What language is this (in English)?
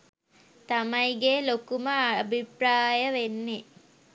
Sinhala